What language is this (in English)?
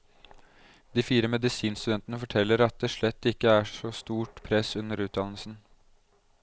Norwegian